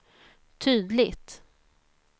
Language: Swedish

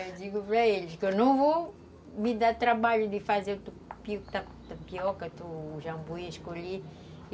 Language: Portuguese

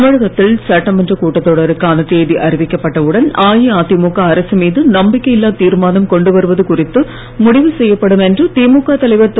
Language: Tamil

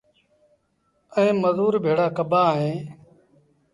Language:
Sindhi Bhil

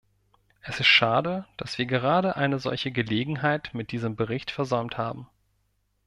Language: German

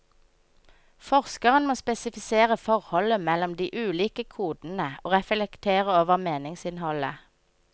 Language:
Norwegian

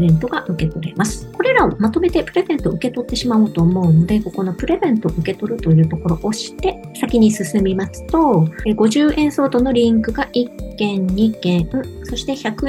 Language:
Japanese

